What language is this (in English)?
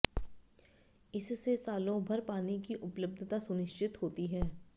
Hindi